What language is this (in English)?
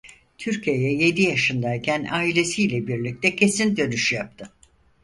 Turkish